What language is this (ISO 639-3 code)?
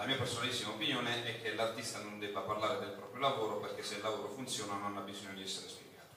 ita